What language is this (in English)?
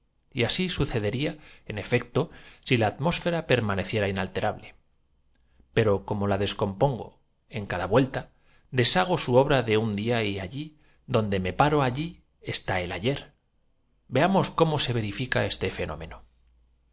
Spanish